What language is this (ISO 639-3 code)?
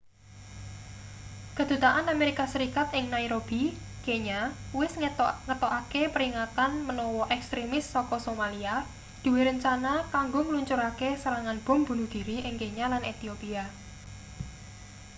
jav